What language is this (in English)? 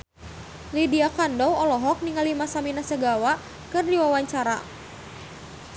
Sundanese